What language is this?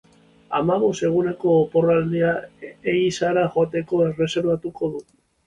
Basque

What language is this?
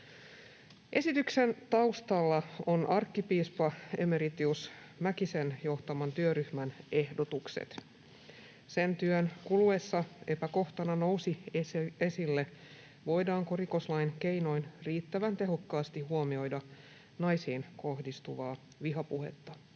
Finnish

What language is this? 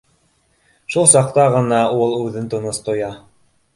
Bashkir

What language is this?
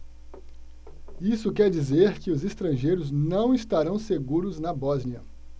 Portuguese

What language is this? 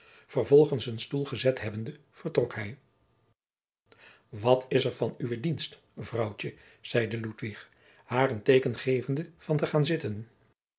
Dutch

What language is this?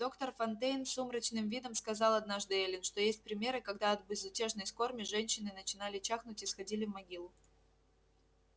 Russian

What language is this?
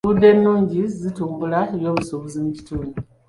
Ganda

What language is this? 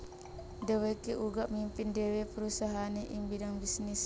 Javanese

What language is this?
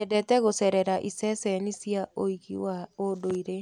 Kikuyu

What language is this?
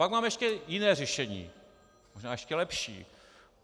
Czech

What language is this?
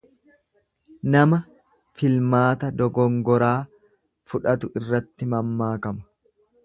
Oromo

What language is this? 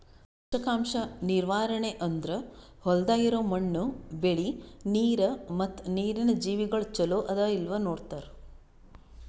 Kannada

